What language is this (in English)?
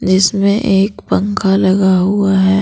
Hindi